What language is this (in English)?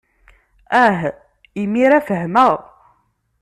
Kabyle